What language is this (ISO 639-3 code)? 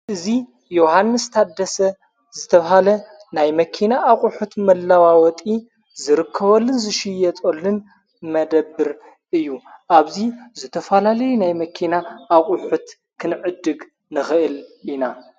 tir